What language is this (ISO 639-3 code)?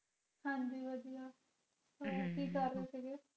pan